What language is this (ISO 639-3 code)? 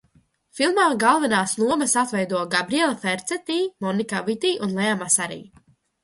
lav